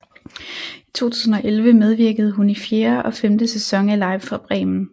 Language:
Danish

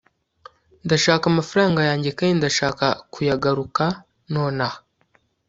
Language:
Kinyarwanda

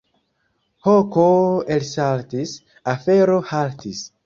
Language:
Esperanto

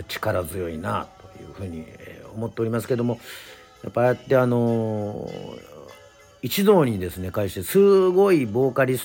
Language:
Japanese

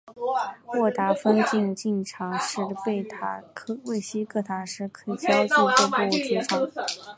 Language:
Chinese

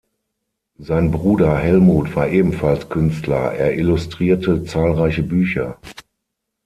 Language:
German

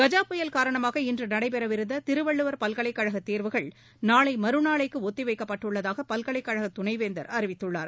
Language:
Tamil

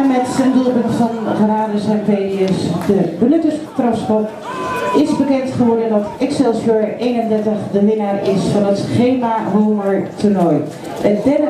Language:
Dutch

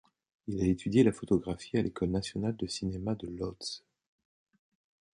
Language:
French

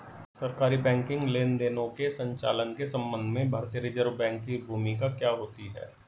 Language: Hindi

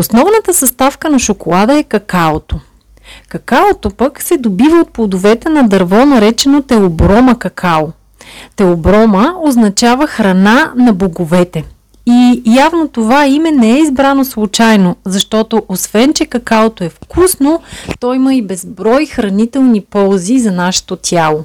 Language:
Bulgarian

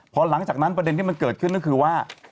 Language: Thai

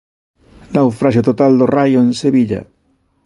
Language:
Galician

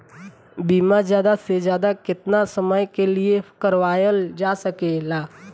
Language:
Bhojpuri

